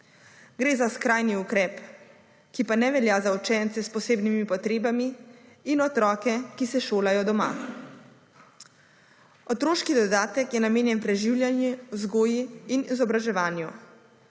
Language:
Slovenian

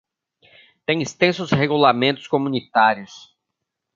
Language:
Portuguese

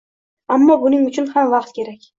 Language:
Uzbek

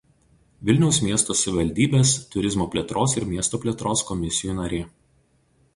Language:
Lithuanian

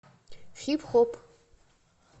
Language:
Russian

